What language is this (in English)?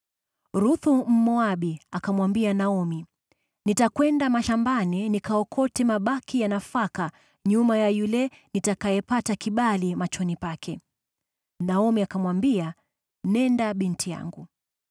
Swahili